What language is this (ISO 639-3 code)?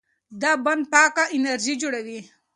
pus